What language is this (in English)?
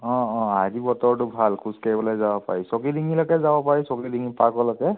Assamese